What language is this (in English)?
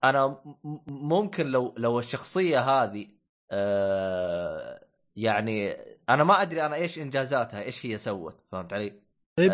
Arabic